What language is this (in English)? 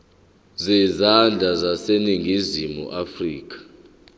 Zulu